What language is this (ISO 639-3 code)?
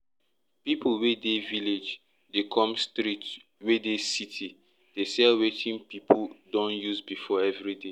pcm